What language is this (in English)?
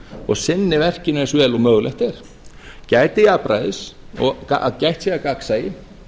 Icelandic